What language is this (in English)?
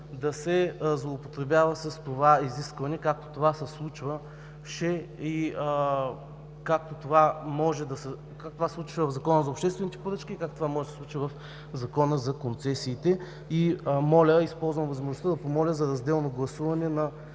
Bulgarian